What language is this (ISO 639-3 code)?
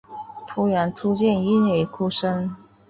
zho